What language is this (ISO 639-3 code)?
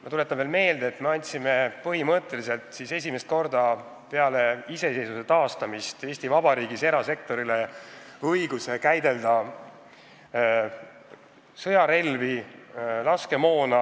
est